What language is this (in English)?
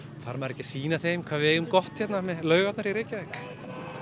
Icelandic